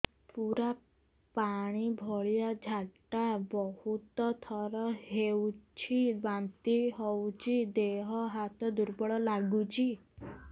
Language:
Odia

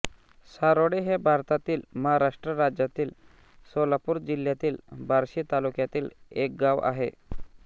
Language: Marathi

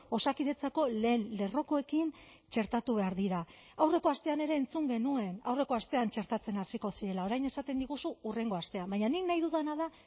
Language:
Basque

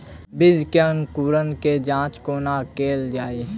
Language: Maithili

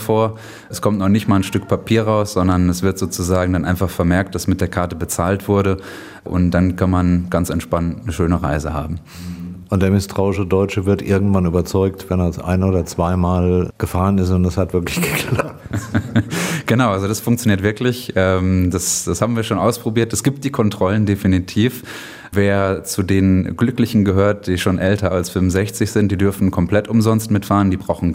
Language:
German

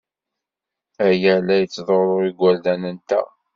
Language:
Kabyle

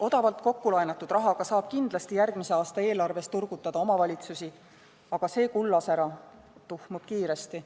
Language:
Estonian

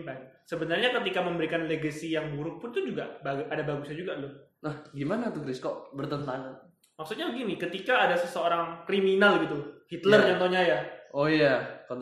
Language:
Indonesian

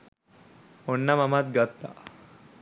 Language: Sinhala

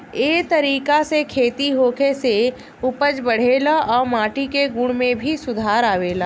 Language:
Bhojpuri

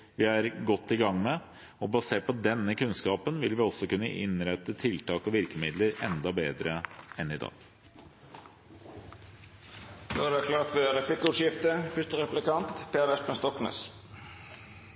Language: Norwegian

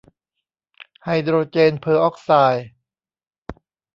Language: Thai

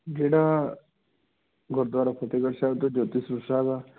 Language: Punjabi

